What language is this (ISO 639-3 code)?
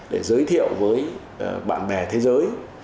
vie